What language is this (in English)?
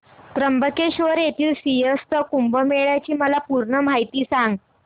Marathi